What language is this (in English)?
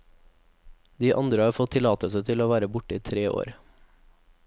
Norwegian